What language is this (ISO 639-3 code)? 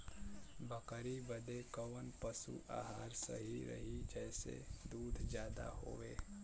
bho